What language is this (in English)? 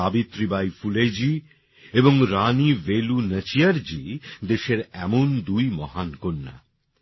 Bangla